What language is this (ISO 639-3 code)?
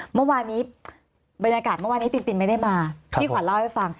tha